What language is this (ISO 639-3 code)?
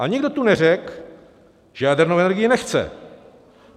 ces